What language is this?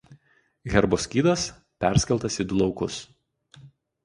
Lithuanian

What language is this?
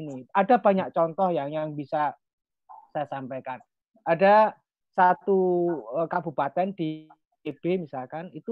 Indonesian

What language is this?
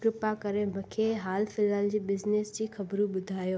Sindhi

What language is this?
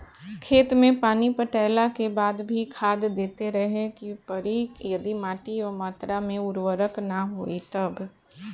Bhojpuri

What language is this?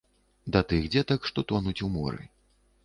Belarusian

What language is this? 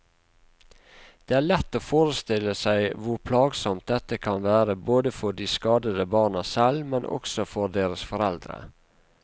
Norwegian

